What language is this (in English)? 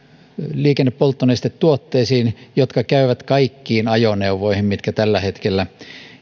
Finnish